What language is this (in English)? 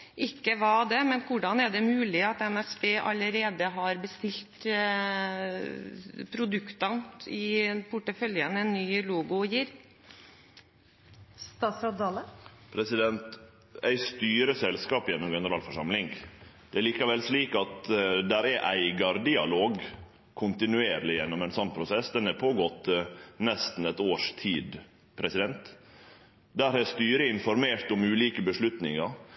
Norwegian